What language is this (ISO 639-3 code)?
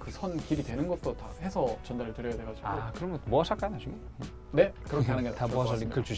kor